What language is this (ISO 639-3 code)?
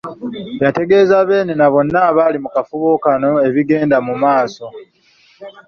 lug